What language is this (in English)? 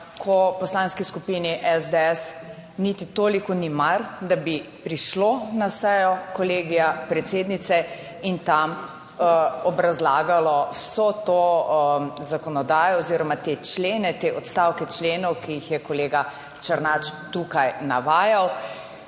Slovenian